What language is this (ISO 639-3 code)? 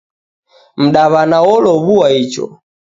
dav